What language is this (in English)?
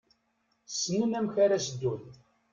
Kabyle